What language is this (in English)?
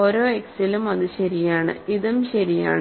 Malayalam